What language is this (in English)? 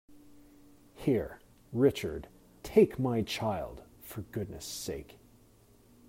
English